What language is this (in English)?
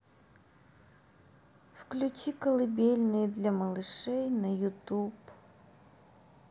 Russian